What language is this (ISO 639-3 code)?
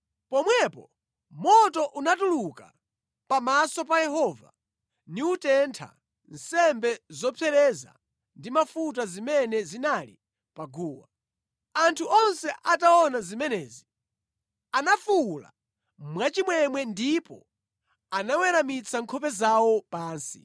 nya